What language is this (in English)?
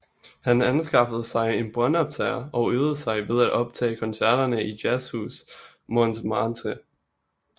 Danish